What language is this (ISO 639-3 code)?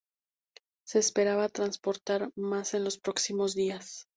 spa